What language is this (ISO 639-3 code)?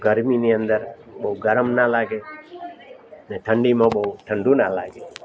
guj